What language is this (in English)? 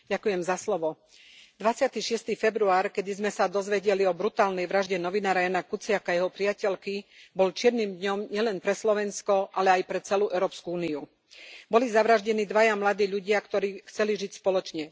Slovak